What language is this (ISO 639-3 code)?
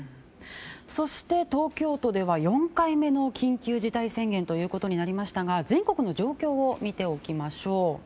jpn